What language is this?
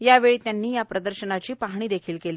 Marathi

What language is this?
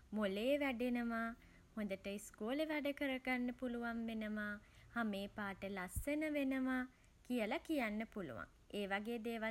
Sinhala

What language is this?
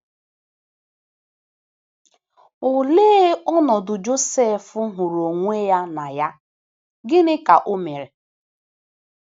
Igbo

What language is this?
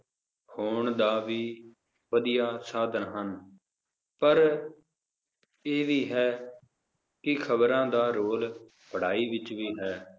Punjabi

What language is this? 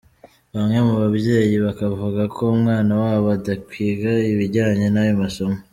Kinyarwanda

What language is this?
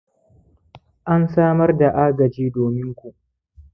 Hausa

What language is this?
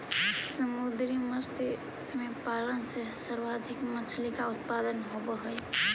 Magahi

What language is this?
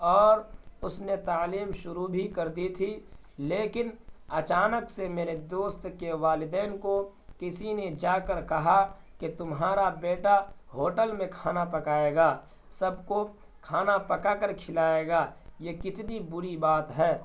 Urdu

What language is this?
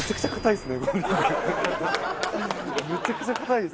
Japanese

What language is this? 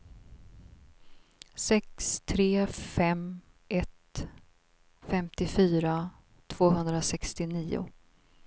Swedish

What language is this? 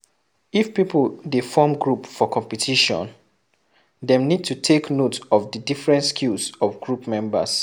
Nigerian Pidgin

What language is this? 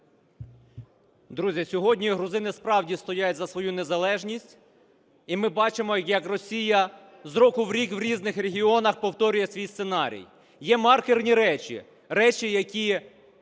Ukrainian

